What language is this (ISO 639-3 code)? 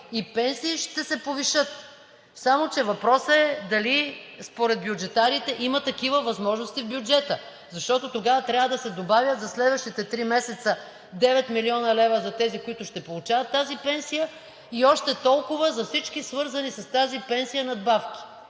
bul